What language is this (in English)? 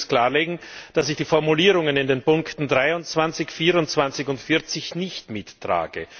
German